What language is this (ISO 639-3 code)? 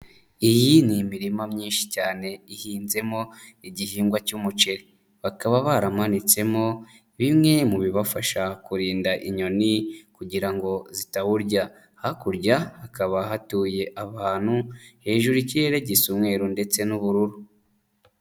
kin